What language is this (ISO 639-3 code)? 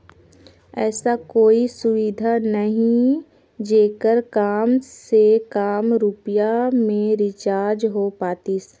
hne